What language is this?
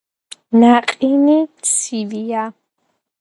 Georgian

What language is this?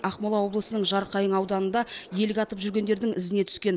Kazakh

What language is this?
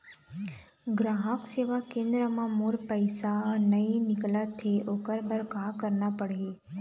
Chhattisgarhi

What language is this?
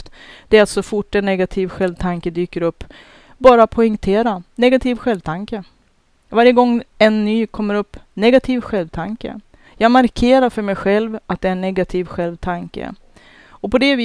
Swedish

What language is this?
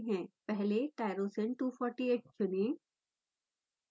Hindi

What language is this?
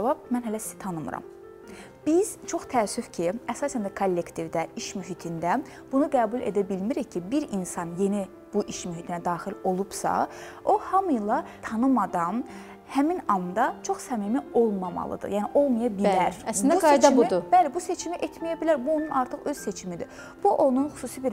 Turkish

